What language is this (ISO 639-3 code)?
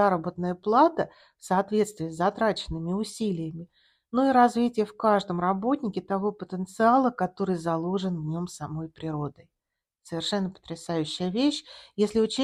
rus